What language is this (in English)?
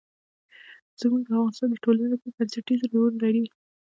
Pashto